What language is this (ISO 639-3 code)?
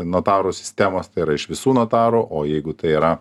lit